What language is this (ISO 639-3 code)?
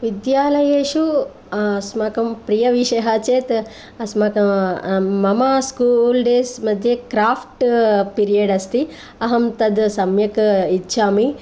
san